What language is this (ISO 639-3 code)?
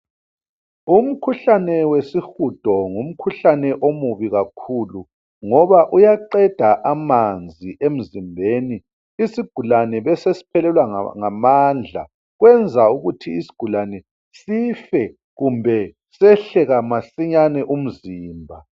nde